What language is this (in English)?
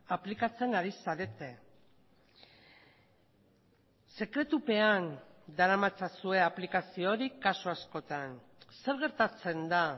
Basque